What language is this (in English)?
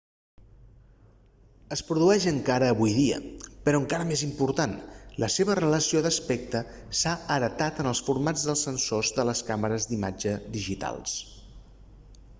Catalan